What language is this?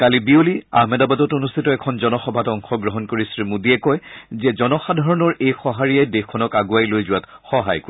Assamese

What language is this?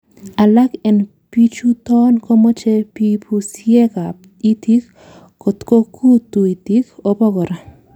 Kalenjin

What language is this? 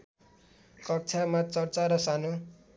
Nepali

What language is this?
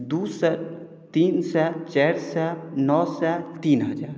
Maithili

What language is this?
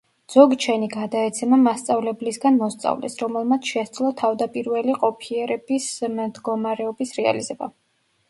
Georgian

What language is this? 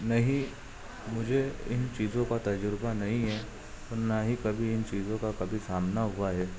Urdu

